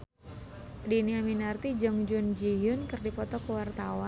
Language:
Sundanese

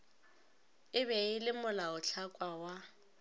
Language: Northern Sotho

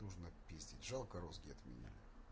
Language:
Russian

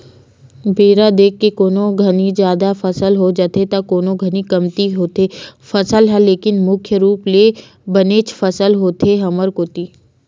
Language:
Chhattisgarhi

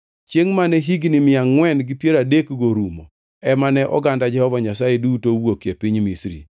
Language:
Luo (Kenya and Tanzania)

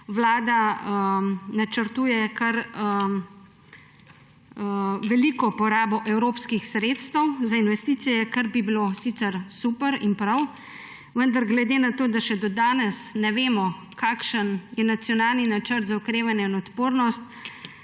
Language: Slovenian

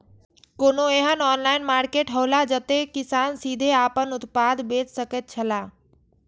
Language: Maithili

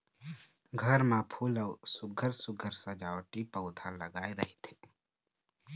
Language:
Chhattisgarhi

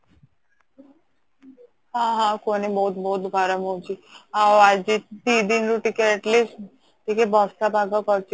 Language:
Odia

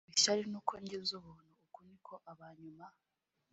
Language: Kinyarwanda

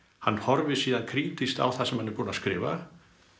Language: Icelandic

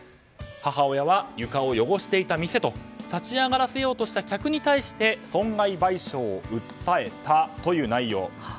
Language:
Japanese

